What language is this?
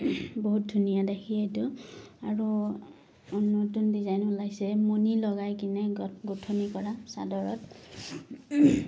Assamese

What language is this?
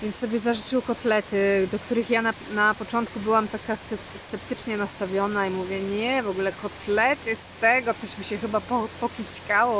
Polish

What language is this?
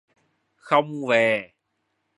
Vietnamese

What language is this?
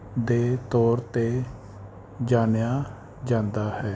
Punjabi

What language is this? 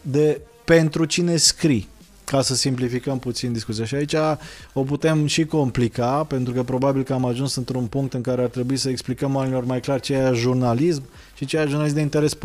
Romanian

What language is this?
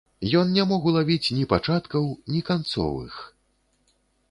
Belarusian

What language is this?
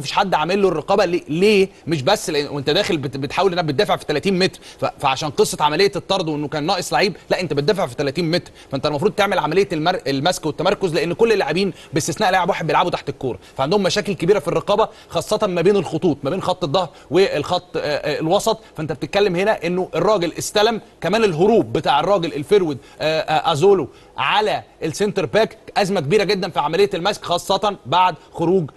Arabic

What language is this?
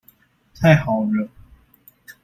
Chinese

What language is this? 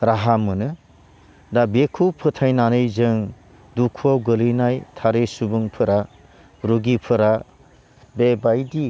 Bodo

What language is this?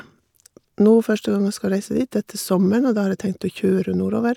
Norwegian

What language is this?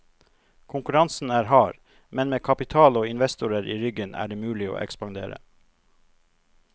Norwegian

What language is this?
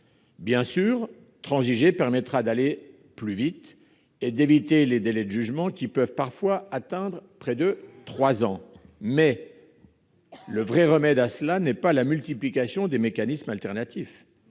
French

